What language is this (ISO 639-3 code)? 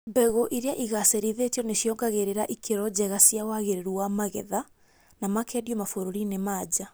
kik